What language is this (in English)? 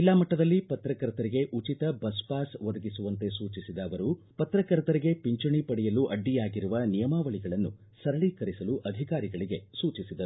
Kannada